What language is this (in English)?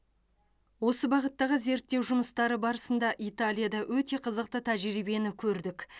Kazakh